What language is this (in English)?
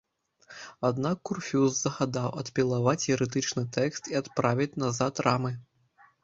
Belarusian